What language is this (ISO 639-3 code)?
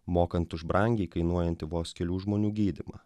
lit